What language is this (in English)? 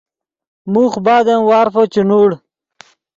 Yidgha